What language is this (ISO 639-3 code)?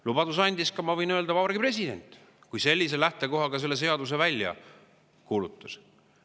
est